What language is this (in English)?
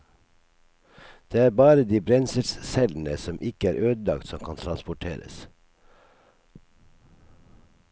Norwegian